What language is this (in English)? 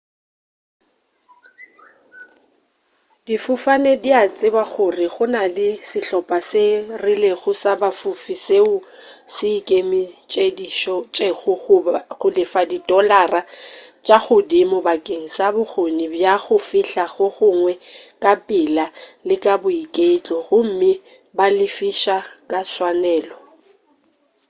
Northern Sotho